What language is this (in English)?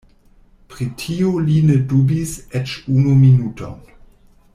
Esperanto